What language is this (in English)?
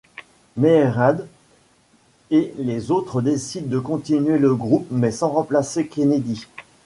French